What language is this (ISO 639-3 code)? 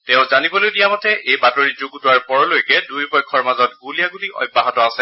asm